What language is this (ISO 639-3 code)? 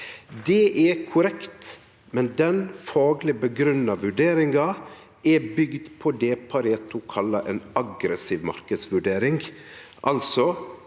nor